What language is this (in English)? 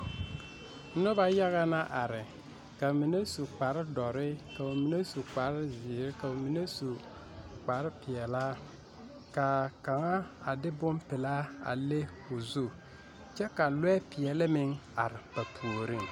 Southern Dagaare